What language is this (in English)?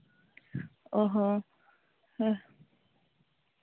Santali